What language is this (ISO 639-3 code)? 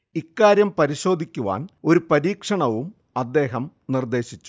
mal